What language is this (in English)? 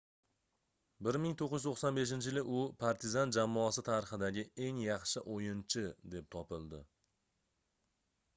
Uzbek